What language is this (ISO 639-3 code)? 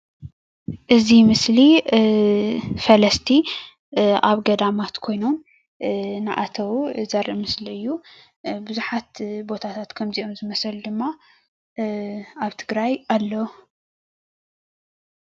tir